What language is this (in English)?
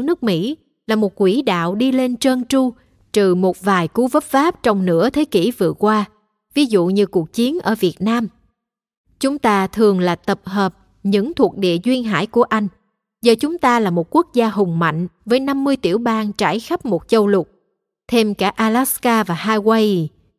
Vietnamese